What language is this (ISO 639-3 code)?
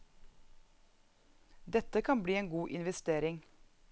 nor